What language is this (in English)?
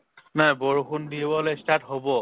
Assamese